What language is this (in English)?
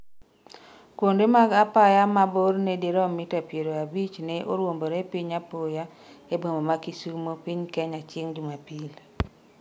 Luo (Kenya and Tanzania)